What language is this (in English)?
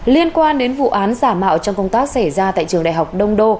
Vietnamese